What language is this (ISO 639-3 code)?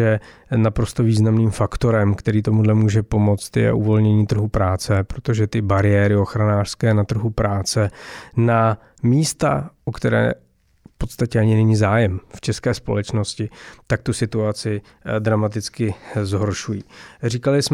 ces